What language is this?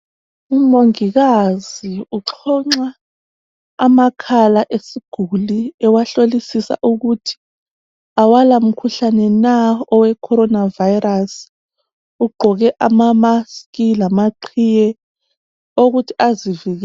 North Ndebele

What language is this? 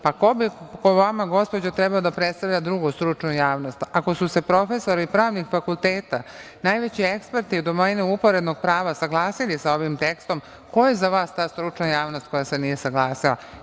Serbian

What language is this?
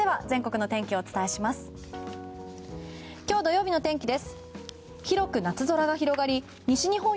Japanese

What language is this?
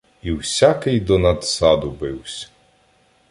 Ukrainian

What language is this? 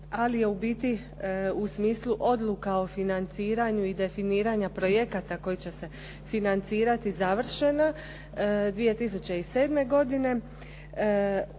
Croatian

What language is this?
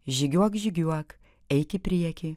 Lithuanian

